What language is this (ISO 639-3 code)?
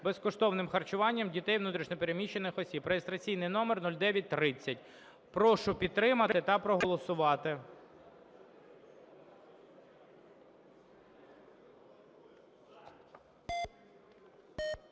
ukr